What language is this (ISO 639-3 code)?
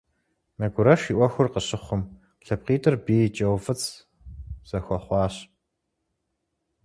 kbd